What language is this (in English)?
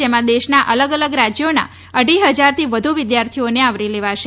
Gujarati